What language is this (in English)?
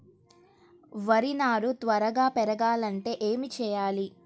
Telugu